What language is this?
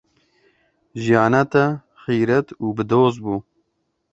Kurdish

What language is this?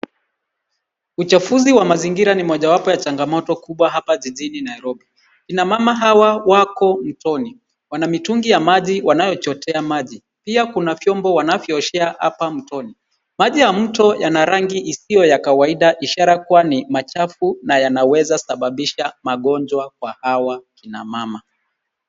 Swahili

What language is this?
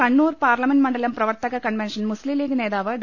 Malayalam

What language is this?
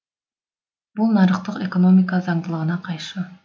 Kazakh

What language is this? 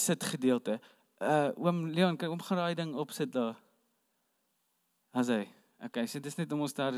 Dutch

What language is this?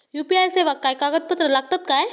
Marathi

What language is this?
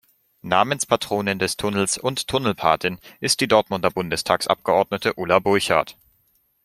German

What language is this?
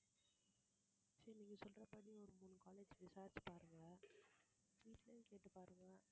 Tamil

